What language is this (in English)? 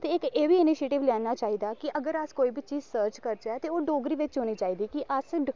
Dogri